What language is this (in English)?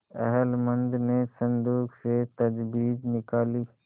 Hindi